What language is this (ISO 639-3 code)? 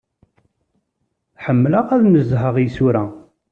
kab